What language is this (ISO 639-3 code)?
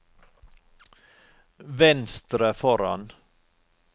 nor